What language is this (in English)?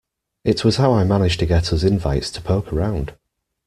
English